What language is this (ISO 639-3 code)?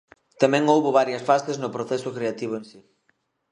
glg